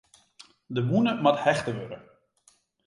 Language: Western Frisian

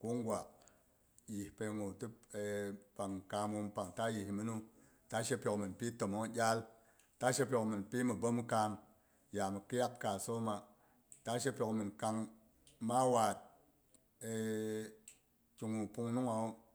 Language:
Boghom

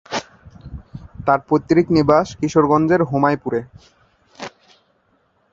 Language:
Bangla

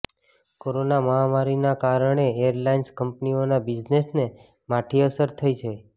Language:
Gujarati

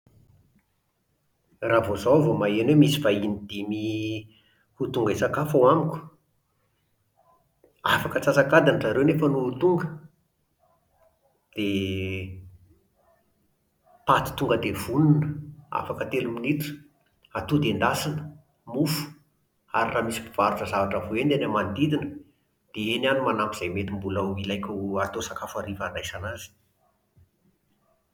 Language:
Malagasy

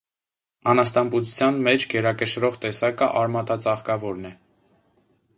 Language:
Armenian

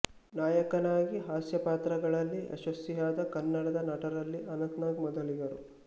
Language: Kannada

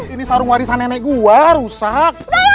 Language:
Indonesian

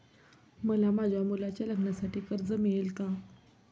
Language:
Marathi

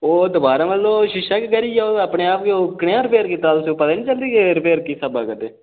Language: Dogri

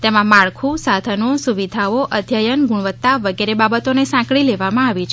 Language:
Gujarati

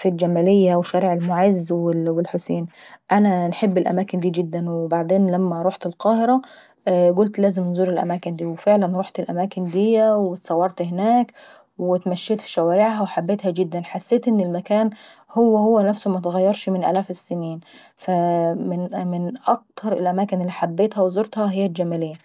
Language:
Saidi Arabic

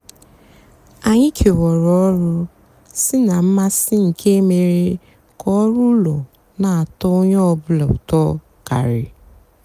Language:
Igbo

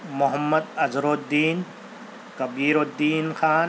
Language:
Urdu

